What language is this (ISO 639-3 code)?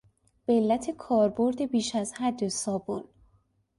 fas